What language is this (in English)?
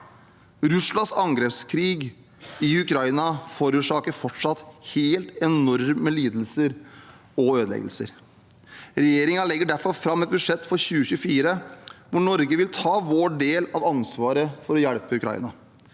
Norwegian